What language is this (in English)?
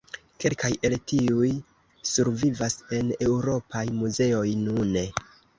Esperanto